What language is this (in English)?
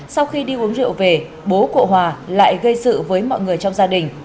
Vietnamese